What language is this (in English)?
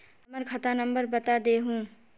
Magahi